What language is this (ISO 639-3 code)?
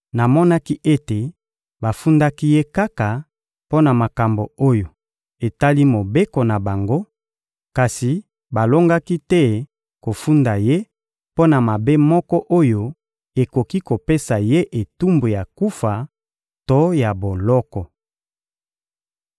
lin